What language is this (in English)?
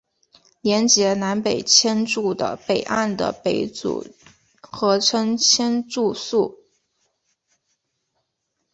Chinese